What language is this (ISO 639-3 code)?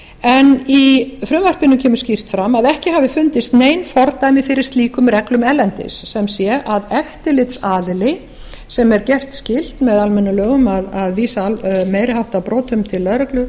isl